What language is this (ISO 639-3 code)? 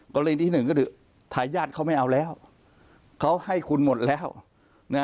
tha